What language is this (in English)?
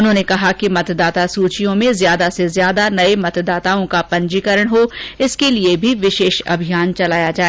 Hindi